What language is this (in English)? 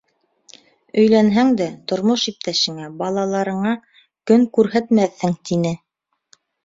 Bashkir